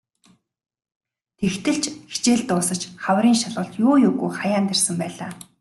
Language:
Mongolian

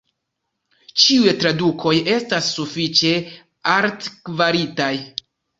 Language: Esperanto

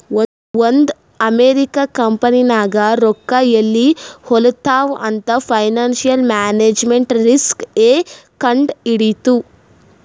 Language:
Kannada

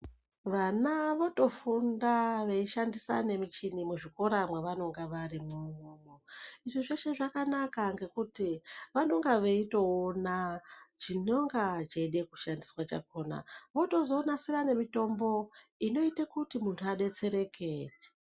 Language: Ndau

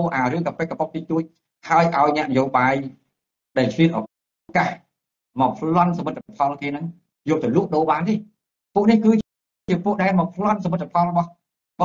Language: Thai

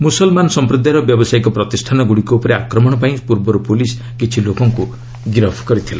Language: Odia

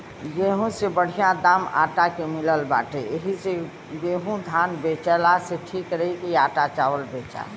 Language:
Bhojpuri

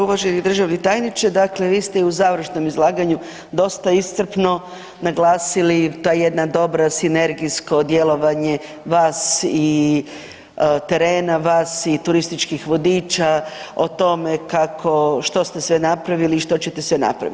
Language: Croatian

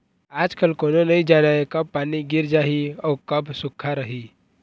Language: Chhattisgarhi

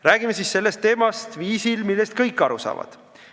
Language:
Estonian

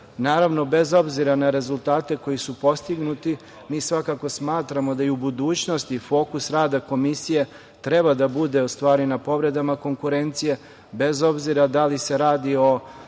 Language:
Serbian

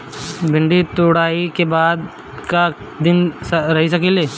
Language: Bhojpuri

